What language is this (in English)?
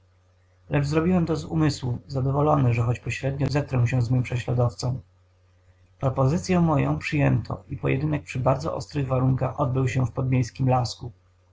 Polish